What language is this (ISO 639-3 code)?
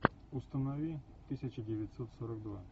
rus